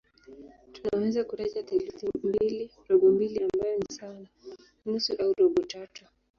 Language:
Swahili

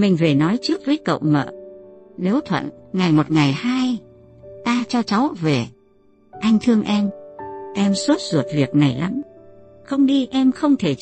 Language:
Vietnamese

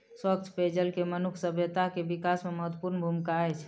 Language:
Maithili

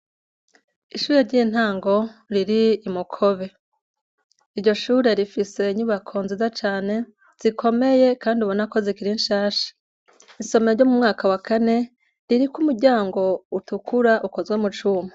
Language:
Rundi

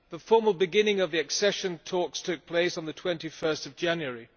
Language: English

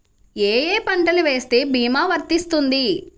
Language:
Telugu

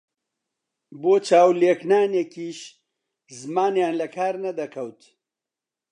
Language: Central Kurdish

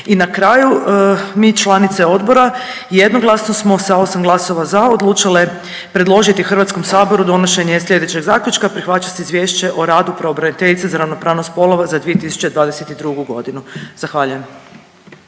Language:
Croatian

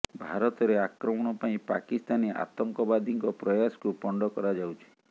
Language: Odia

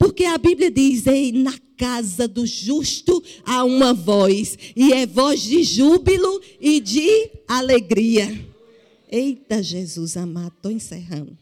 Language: Portuguese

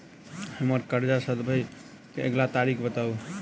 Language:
Maithili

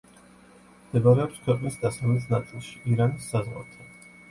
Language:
Georgian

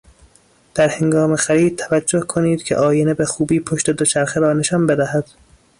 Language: Persian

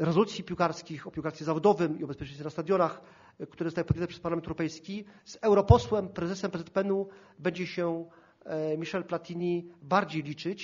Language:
Polish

